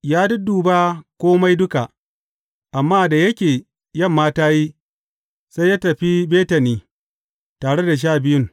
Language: Hausa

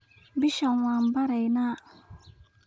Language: Somali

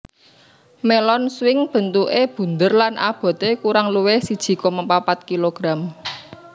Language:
Javanese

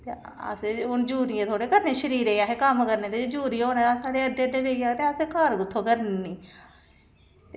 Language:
Dogri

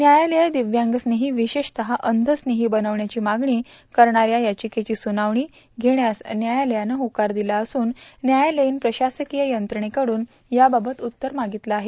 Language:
Marathi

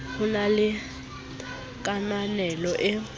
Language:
Southern Sotho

